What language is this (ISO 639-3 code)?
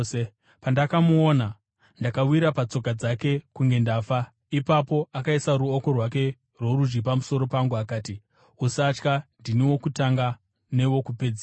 sna